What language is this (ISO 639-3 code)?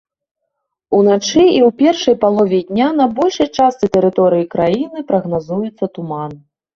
bel